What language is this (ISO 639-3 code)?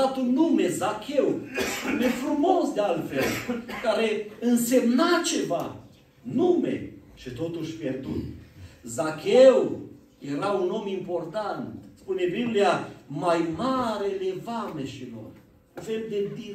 ron